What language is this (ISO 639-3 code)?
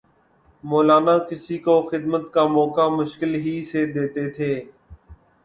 urd